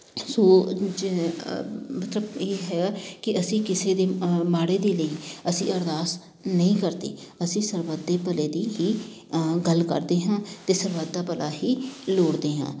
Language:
Punjabi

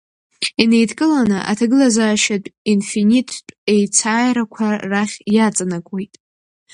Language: Abkhazian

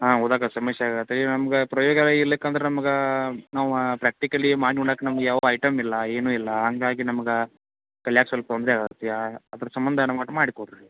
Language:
Kannada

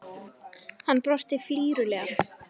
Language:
Icelandic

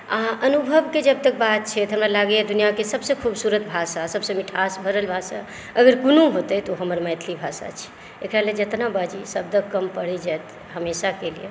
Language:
Maithili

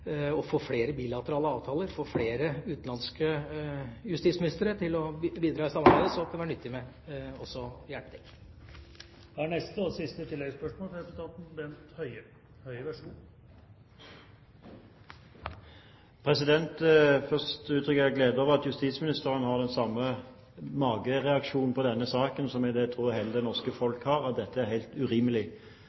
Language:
Norwegian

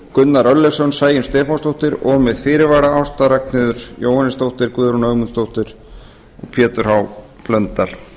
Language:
Icelandic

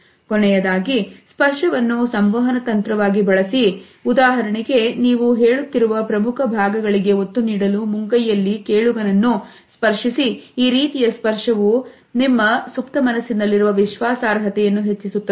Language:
Kannada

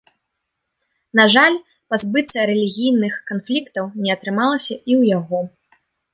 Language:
Belarusian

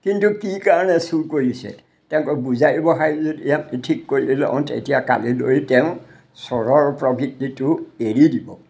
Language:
Assamese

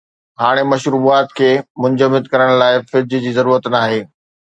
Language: Sindhi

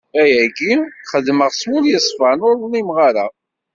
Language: Kabyle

